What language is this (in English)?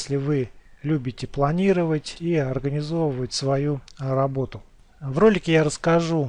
Russian